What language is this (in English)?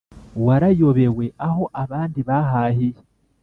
Kinyarwanda